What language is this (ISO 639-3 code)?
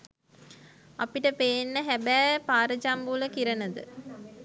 sin